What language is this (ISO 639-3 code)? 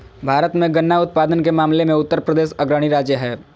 mag